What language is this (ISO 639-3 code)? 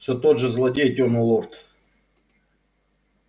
rus